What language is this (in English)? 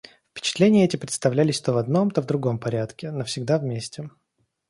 Russian